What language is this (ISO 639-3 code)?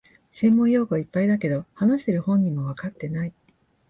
jpn